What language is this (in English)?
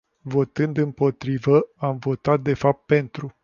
Romanian